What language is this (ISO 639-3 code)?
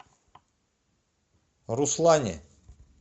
rus